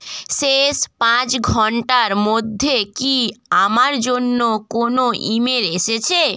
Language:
Bangla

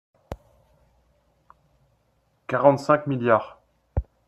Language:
French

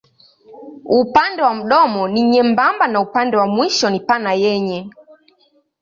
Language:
Swahili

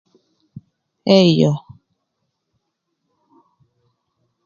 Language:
Thur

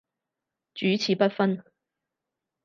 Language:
Cantonese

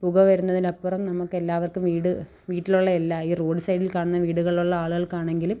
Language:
Malayalam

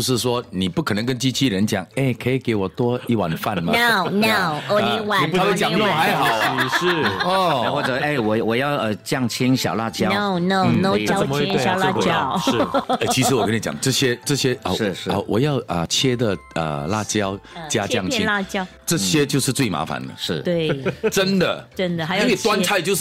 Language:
Chinese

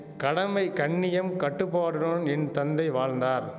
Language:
Tamil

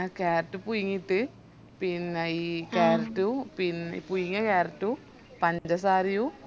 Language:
Malayalam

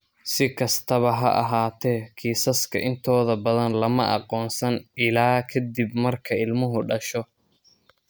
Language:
Somali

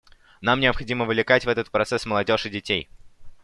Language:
Russian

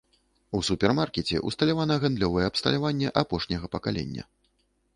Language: Belarusian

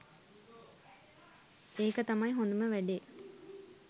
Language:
Sinhala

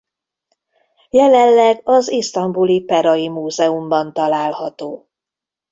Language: Hungarian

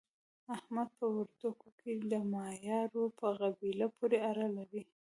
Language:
Pashto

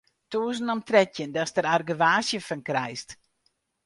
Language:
Western Frisian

